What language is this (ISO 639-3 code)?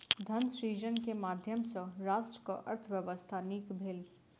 mai